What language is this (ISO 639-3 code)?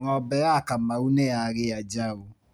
kik